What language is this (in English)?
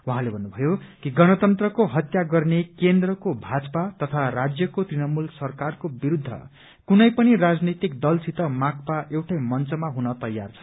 Nepali